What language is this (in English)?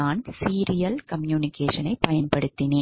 Tamil